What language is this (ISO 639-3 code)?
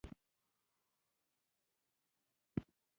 pus